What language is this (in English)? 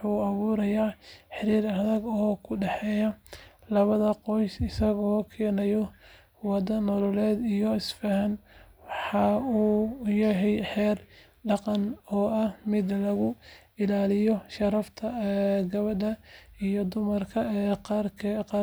Somali